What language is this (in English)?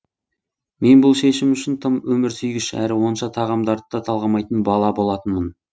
Kazakh